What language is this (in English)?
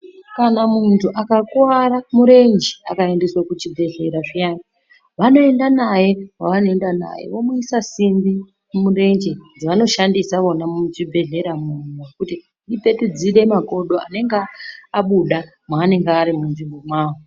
Ndau